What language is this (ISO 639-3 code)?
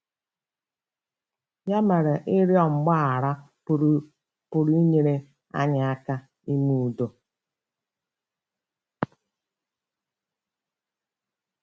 ibo